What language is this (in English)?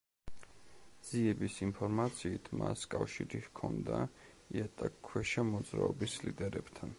Georgian